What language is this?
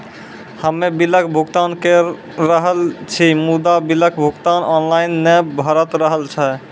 Maithili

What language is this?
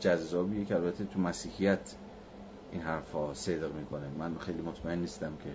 Persian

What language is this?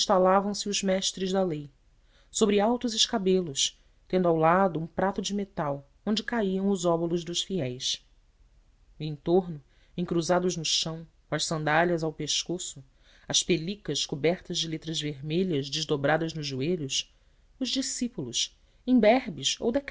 Portuguese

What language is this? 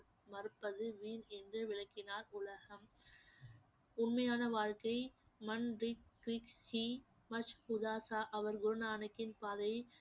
Tamil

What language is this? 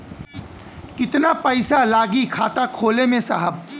Bhojpuri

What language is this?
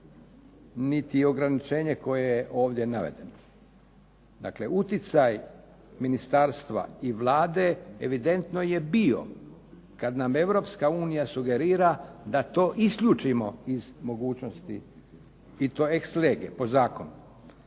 Croatian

